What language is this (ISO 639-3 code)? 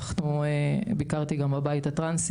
heb